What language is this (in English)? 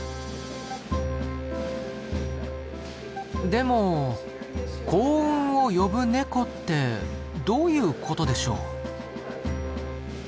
Japanese